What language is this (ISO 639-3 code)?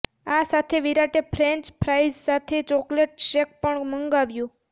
guj